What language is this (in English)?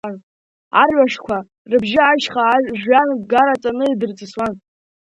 Abkhazian